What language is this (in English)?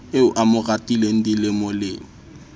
Southern Sotho